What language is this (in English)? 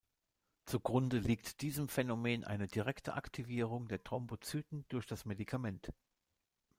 German